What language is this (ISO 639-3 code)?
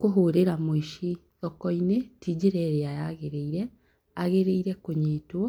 kik